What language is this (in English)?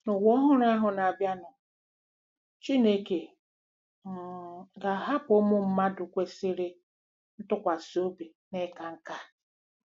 Igbo